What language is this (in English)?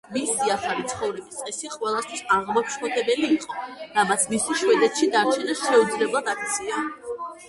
Georgian